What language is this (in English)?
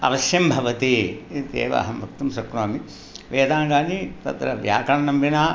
Sanskrit